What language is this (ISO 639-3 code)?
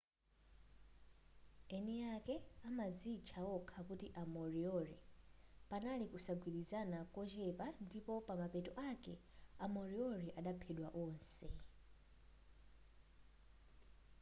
nya